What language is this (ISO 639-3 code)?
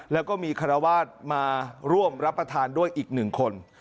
tha